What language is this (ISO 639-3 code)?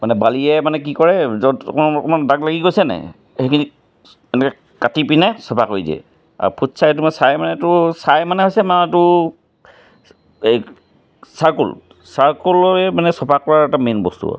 asm